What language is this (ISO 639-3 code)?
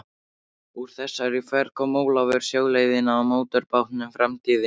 isl